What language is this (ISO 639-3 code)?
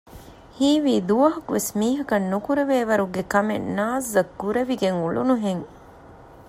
div